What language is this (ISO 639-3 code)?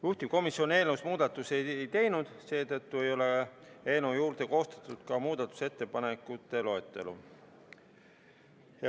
est